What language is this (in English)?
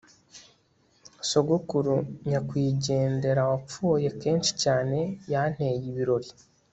Kinyarwanda